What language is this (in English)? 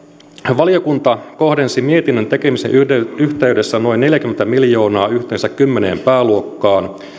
Finnish